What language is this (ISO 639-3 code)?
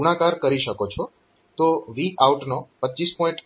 guj